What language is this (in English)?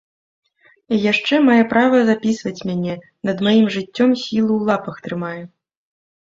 Belarusian